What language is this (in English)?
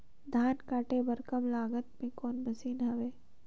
Chhattisgarhi